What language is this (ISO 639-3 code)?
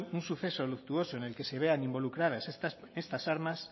spa